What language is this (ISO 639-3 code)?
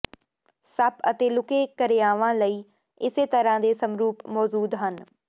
pan